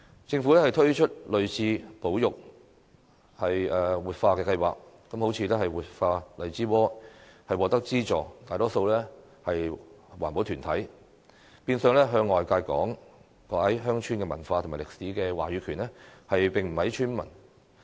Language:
Cantonese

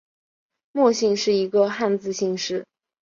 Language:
Chinese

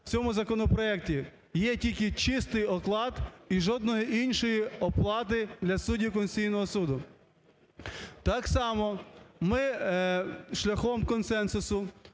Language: Ukrainian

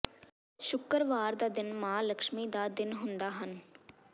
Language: Punjabi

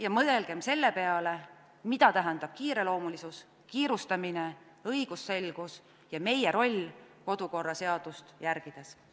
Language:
Estonian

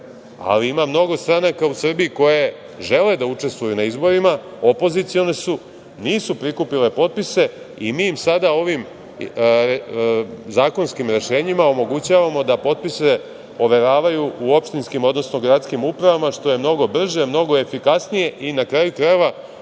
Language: Serbian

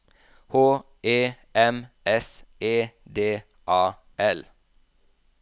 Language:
Norwegian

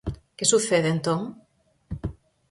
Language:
Galician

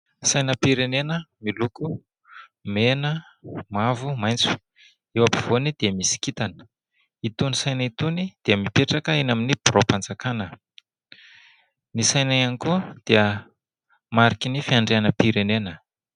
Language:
Malagasy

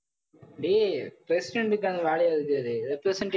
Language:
Tamil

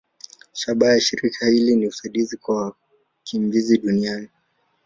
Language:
Swahili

